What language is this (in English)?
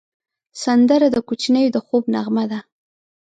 Pashto